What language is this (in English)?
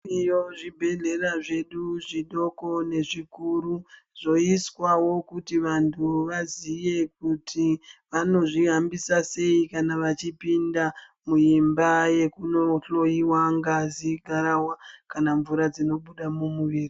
Ndau